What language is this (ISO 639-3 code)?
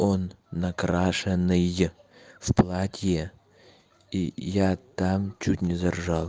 rus